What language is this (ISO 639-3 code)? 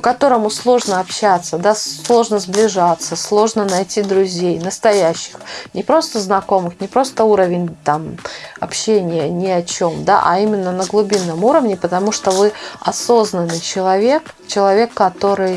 rus